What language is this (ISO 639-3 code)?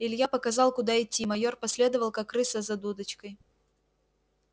rus